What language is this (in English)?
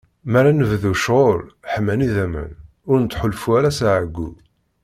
Kabyle